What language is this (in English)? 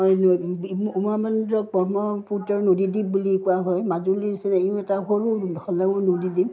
Assamese